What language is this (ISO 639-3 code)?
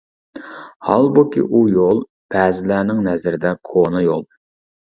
uig